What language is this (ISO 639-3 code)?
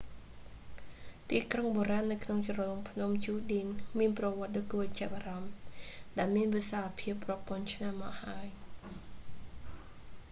khm